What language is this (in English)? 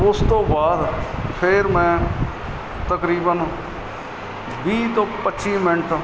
Punjabi